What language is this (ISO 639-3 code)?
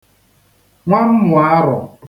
ibo